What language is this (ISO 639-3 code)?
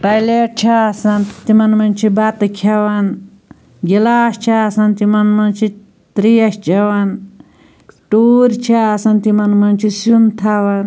kas